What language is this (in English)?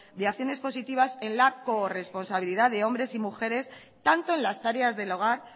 Spanish